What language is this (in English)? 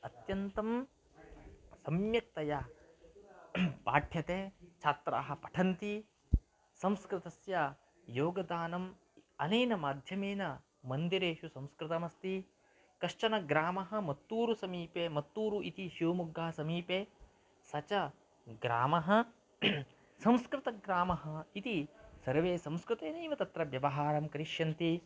Sanskrit